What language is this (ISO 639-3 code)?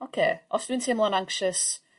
cym